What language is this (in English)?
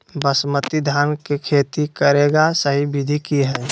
Magahi